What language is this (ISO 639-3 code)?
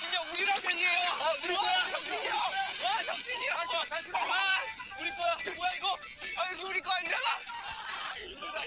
kor